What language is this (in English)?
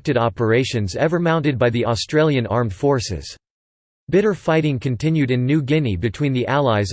English